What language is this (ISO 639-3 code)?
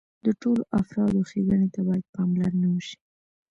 pus